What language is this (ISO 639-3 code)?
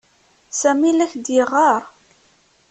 kab